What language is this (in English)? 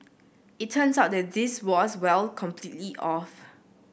English